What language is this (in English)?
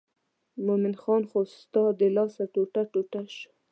Pashto